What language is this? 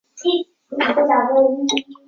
Chinese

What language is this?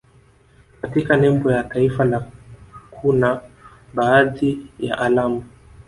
Swahili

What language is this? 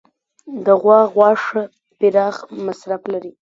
Pashto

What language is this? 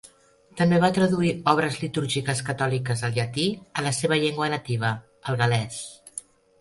Catalan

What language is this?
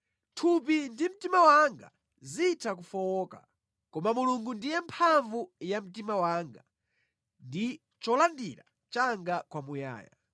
Nyanja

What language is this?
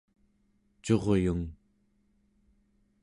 Central Yupik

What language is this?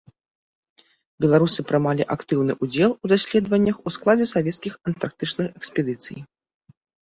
Belarusian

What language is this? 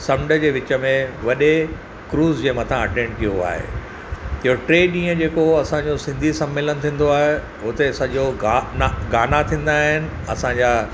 Sindhi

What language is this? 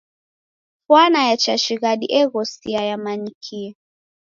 Taita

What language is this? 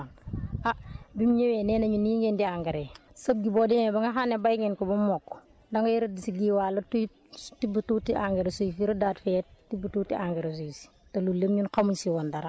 Wolof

